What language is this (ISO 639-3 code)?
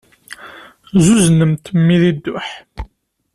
kab